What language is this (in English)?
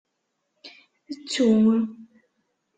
Kabyle